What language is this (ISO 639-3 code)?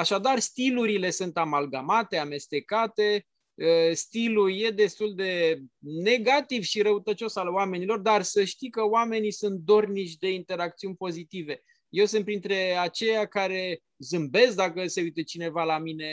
ron